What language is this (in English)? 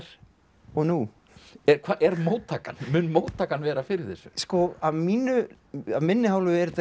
Icelandic